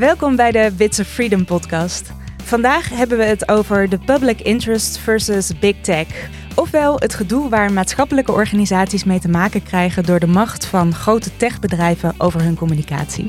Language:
Dutch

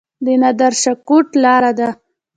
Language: Pashto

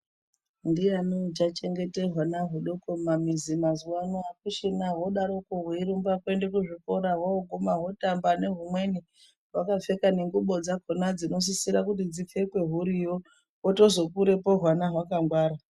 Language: Ndau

